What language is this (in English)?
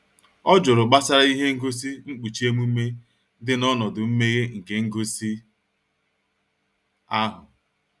Igbo